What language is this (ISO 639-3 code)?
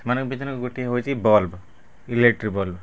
ori